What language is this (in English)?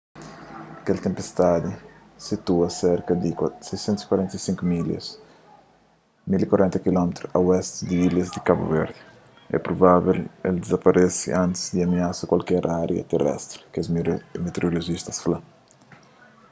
Kabuverdianu